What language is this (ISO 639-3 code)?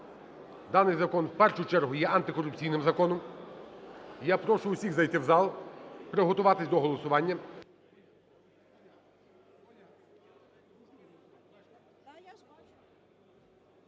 ukr